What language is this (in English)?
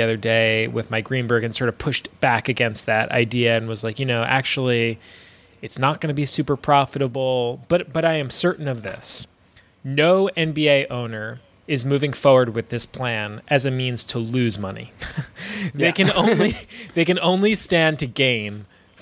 English